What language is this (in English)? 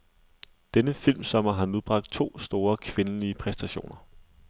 Danish